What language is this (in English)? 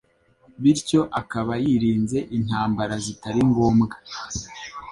Kinyarwanda